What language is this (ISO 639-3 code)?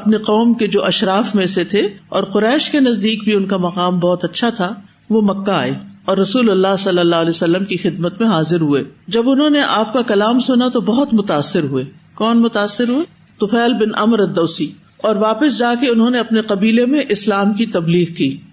urd